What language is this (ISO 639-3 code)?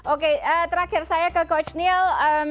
ind